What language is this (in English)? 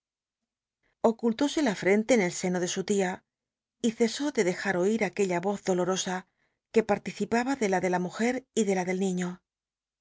Spanish